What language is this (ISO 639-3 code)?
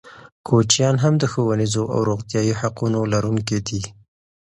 pus